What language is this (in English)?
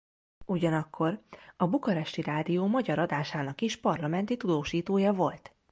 Hungarian